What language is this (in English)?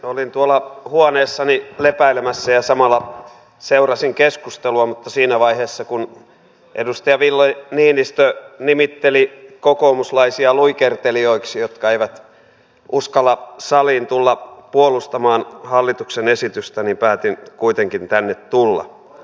Finnish